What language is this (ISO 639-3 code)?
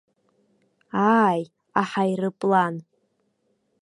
abk